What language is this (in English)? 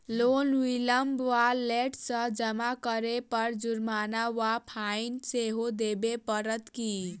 Maithili